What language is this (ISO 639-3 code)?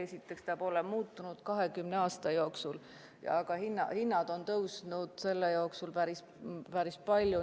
est